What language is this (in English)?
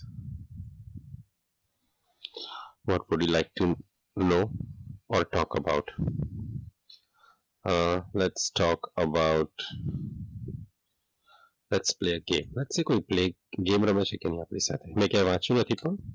Gujarati